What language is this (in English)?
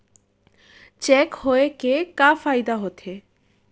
Chhattisgarhi